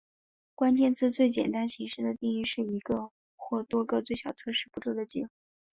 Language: Chinese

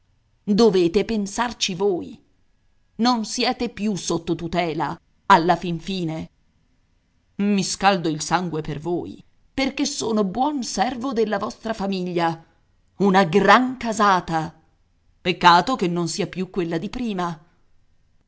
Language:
Italian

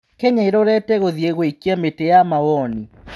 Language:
Kikuyu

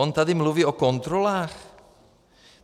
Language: Czech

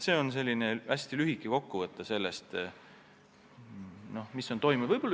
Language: Estonian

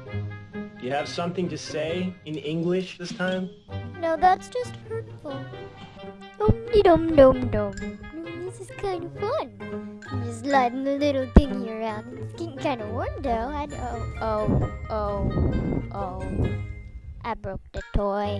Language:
English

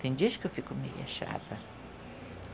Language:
Portuguese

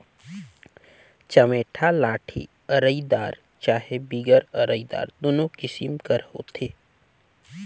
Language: Chhattisgarhi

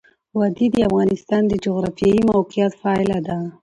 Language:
Pashto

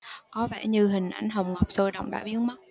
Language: Vietnamese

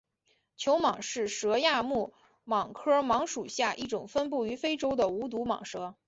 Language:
Chinese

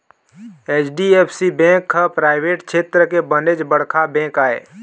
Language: Chhattisgarhi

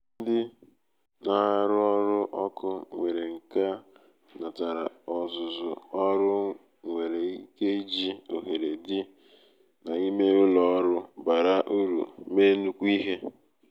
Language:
Igbo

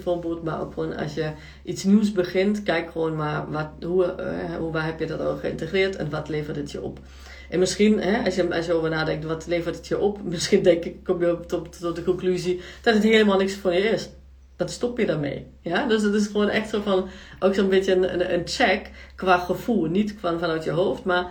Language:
Dutch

